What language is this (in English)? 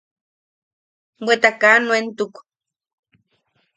Yaqui